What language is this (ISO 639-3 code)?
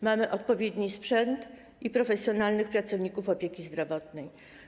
pol